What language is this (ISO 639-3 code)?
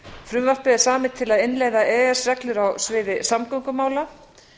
isl